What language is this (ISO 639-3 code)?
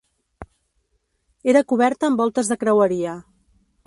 cat